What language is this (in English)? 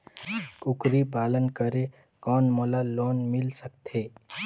Chhattisgarhi